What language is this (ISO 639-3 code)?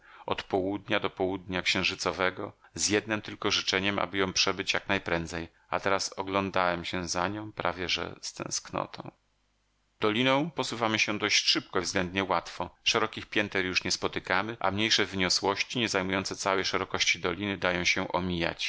pol